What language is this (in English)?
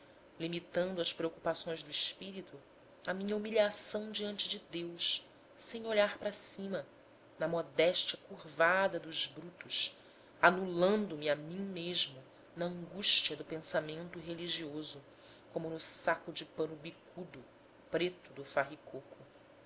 Portuguese